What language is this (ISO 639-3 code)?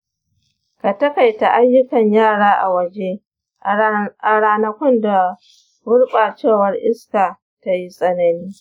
hau